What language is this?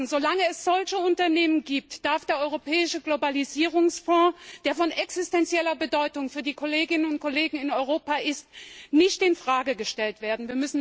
German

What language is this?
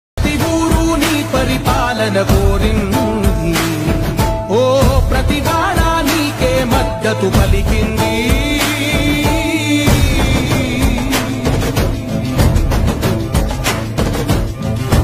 Arabic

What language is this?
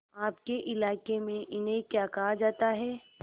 Hindi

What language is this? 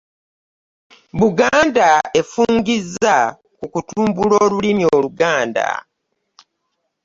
Ganda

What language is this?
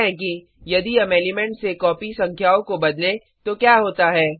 Hindi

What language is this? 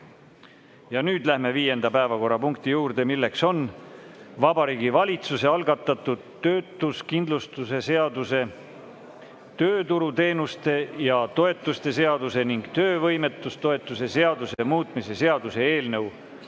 Estonian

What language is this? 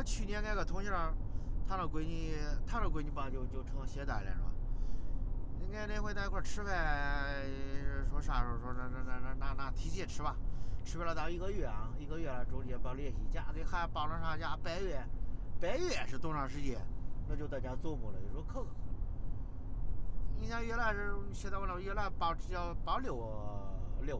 Chinese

